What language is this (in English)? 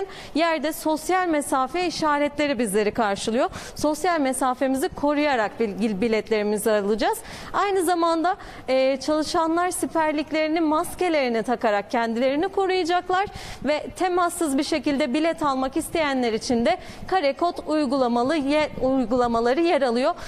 Turkish